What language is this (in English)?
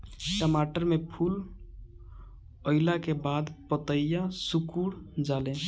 Bhojpuri